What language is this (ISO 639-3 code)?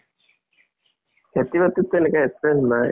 asm